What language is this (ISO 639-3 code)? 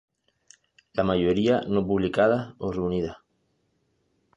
spa